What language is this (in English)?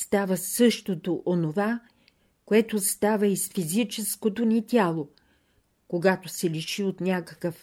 Bulgarian